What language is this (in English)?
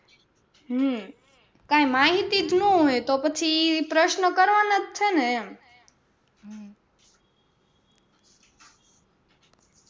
Gujarati